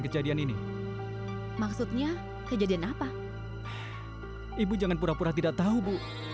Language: Indonesian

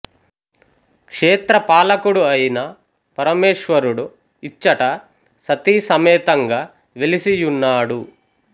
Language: Telugu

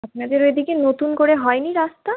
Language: Bangla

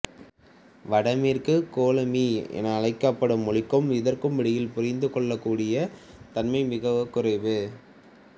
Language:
Tamil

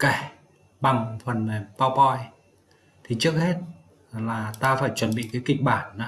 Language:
Vietnamese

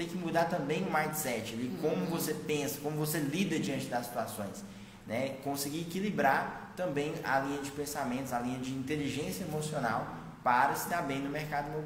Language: Portuguese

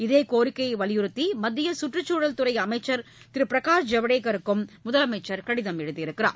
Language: Tamil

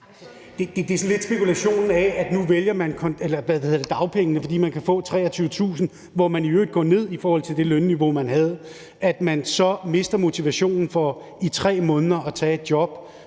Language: Danish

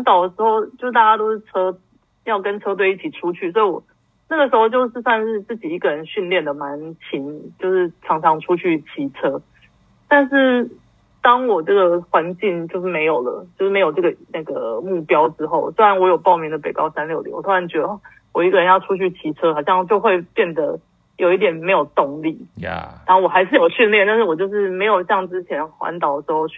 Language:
Chinese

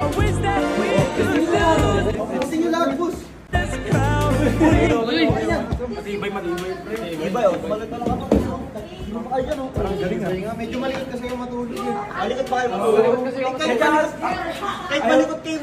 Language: Indonesian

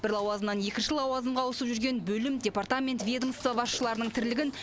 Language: Kazakh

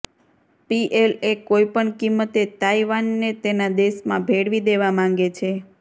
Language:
Gujarati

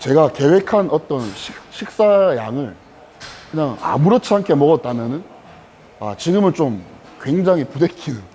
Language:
Korean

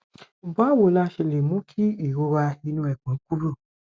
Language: Yoruba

